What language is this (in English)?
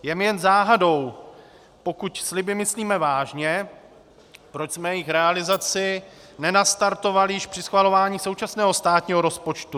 Czech